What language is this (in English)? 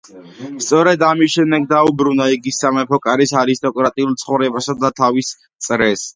Georgian